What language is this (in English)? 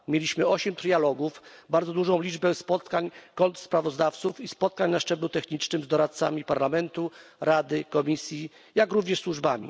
Polish